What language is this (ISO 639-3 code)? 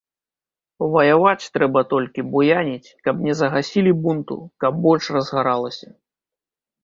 bel